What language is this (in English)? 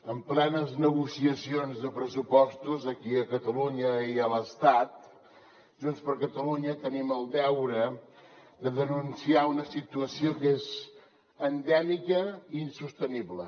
Catalan